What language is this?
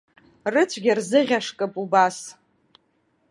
Abkhazian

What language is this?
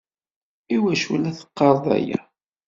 Kabyle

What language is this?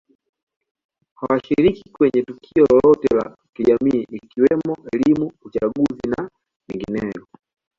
Swahili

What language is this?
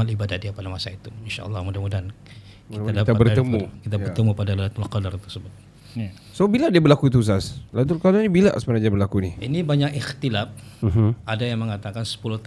Malay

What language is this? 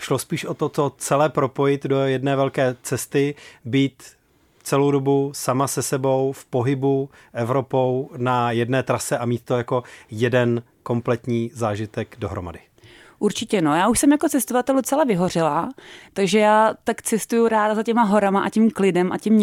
Czech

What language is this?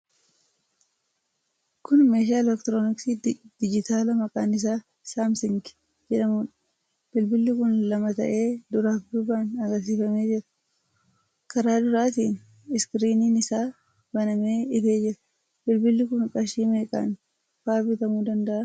Oromo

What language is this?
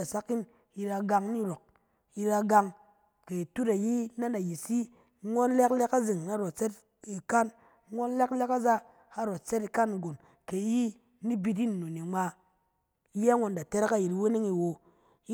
Cen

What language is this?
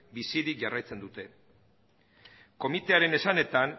Basque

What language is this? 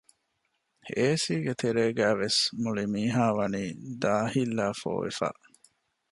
Divehi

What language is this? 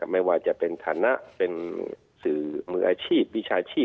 Thai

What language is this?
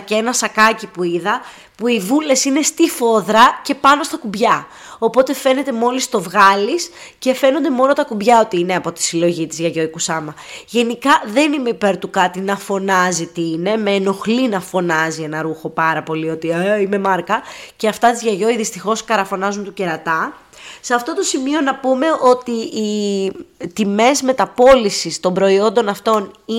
Greek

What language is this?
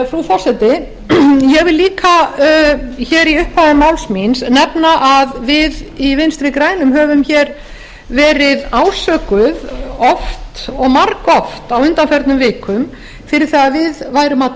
Icelandic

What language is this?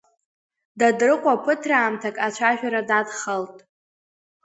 Abkhazian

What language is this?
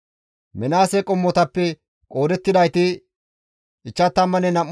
Gamo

